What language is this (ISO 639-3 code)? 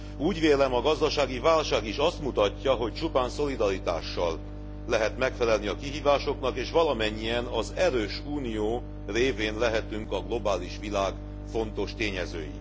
hun